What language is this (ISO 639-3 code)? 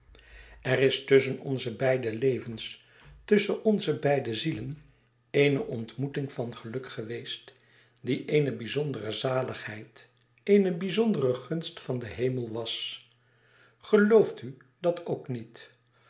nld